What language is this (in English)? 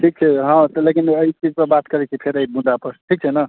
Maithili